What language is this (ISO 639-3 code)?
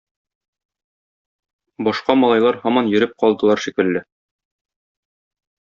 tat